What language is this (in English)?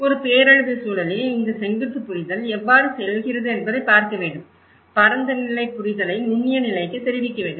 Tamil